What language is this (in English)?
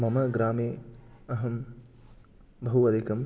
Sanskrit